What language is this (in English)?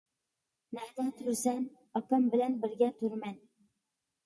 Uyghur